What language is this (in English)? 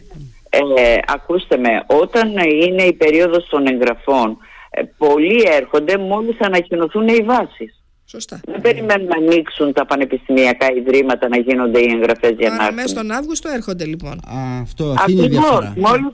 Greek